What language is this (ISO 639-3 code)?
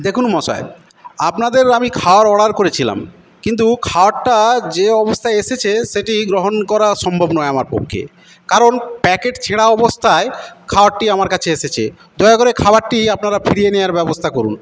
ben